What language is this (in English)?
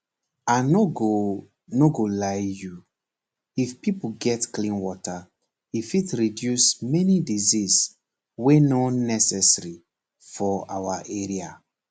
Nigerian Pidgin